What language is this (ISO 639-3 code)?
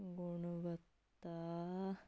pan